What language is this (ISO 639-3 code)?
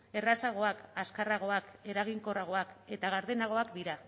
eus